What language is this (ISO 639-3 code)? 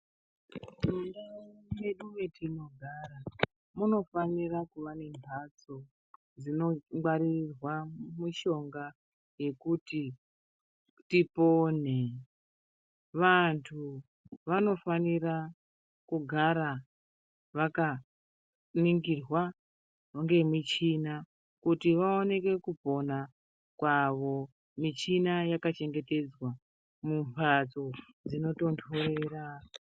ndc